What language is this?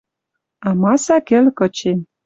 Western Mari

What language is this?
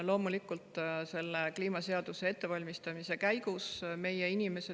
Estonian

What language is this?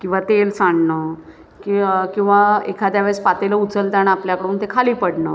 Marathi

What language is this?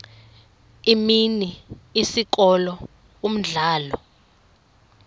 Xhosa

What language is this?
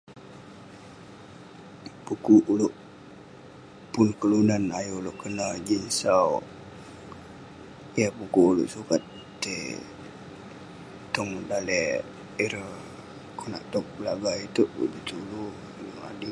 Western Penan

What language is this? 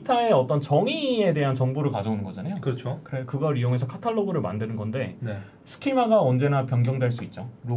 Korean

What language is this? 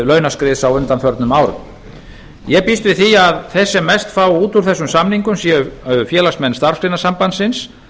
Icelandic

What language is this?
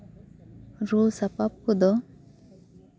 Santali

